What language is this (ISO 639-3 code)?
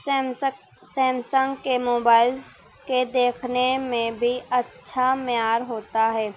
urd